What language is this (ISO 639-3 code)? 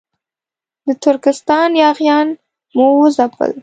pus